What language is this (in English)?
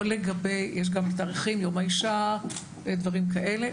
Hebrew